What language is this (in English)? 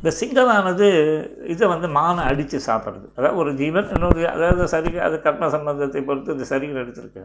Tamil